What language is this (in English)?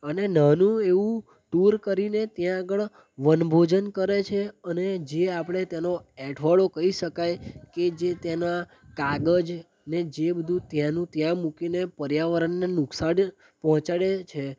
Gujarati